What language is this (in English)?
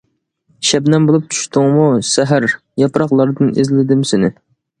Uyghur